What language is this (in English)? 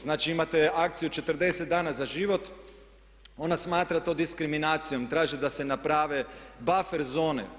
Croatian